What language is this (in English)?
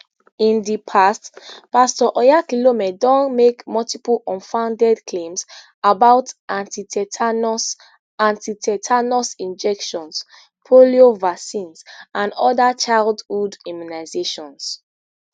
Nigerian Pidgin